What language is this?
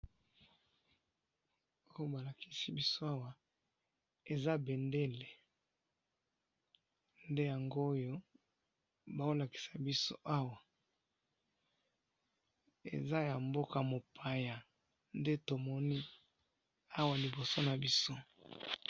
Lingala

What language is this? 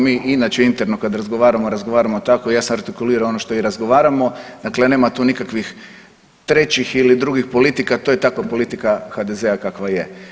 Croatian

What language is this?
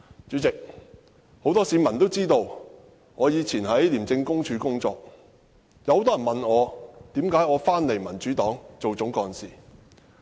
Cantonese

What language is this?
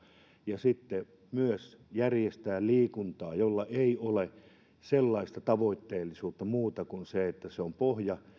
Finnish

